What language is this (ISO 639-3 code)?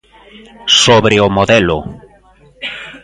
glg